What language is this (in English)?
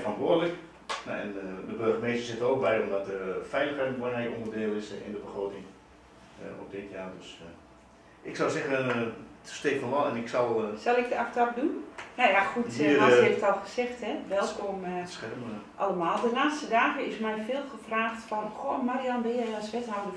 Dutch